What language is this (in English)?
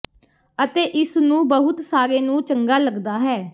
Punjabi